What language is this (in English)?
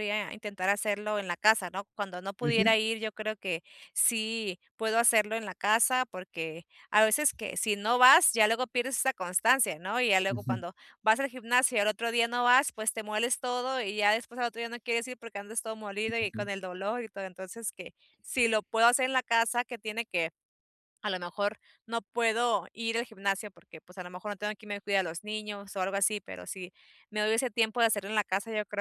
Spanish